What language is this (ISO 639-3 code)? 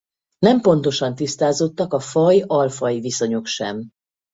hun